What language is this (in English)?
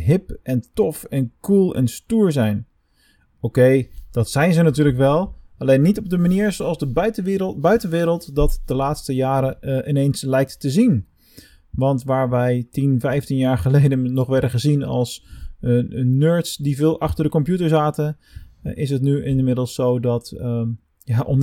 Dutch